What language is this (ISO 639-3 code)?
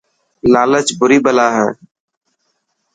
mki